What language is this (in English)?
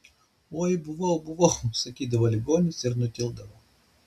Lithuanian